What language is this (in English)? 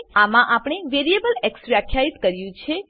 Gujarati